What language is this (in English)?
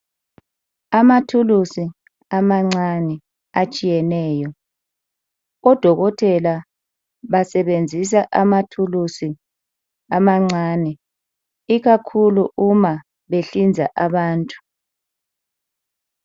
North Ndebele